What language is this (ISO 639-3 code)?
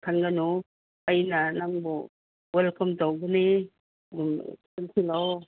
mni